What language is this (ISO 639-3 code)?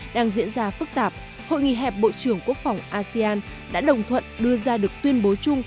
vie